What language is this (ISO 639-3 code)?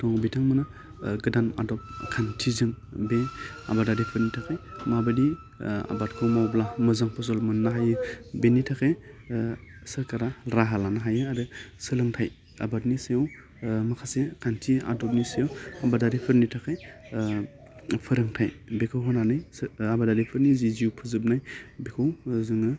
brx